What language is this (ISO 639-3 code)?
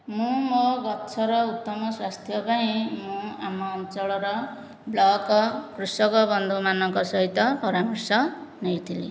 ori